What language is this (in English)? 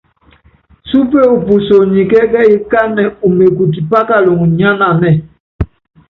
Yangben